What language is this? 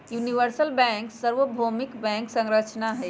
Magahi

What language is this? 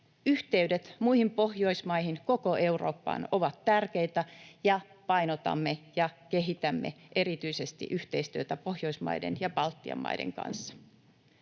Finnish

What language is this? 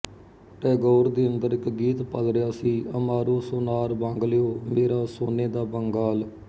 Punjabi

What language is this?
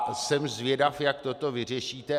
Czech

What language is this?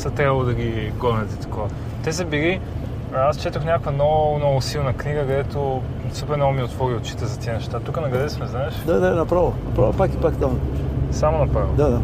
Bulgarian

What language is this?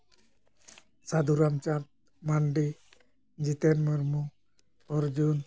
Santali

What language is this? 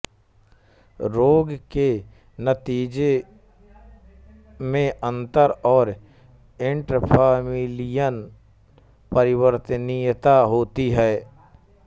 Hindi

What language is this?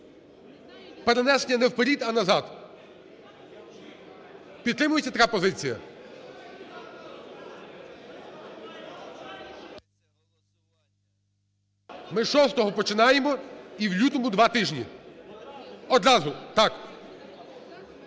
Ukrainian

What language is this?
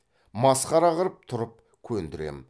Kazakh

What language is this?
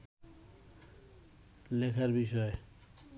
Bangla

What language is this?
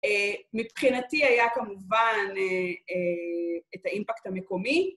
Hebrew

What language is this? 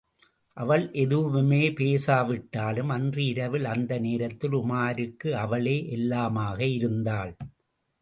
Tamil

